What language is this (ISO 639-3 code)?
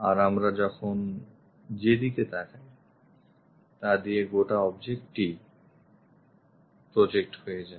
ben